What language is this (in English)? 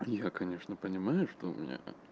Russian